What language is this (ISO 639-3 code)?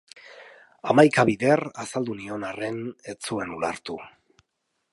eus